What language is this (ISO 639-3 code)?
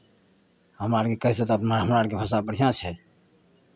mai